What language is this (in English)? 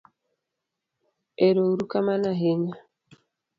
Luo (Kenya and Tanzania)